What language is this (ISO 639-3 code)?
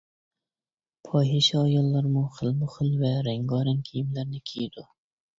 uig